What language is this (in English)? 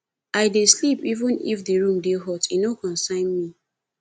Nigerian Pidgin